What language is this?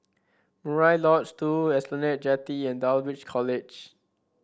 English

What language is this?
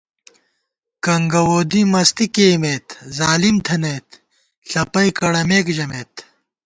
Gawar-Bati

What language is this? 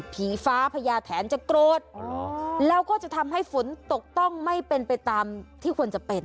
Thai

